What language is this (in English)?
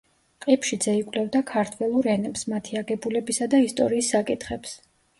Georgian